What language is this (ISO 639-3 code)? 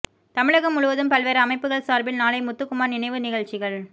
tam